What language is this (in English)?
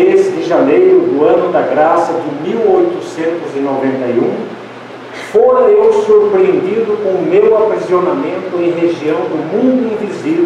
Portuguese